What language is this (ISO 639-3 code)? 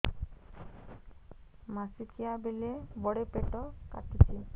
ori